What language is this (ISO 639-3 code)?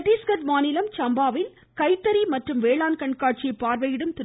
tam